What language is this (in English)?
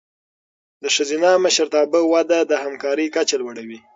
Pashto